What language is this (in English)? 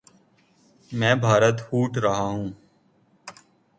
Urdu